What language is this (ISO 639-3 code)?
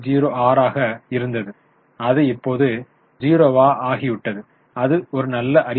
tam